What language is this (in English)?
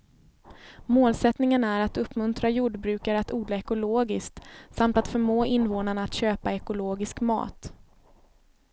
Swedish